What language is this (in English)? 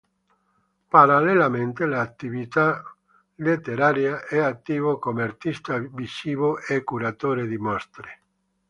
Italian